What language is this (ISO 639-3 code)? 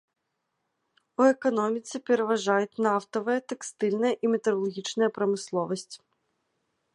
bel